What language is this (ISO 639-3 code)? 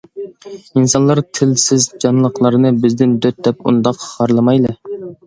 uig